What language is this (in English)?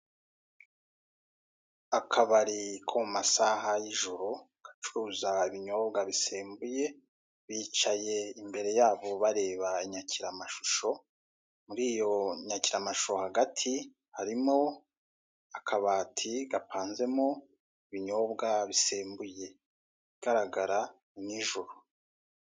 Kinyarwanda